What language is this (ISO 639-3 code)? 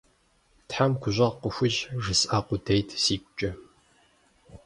kbd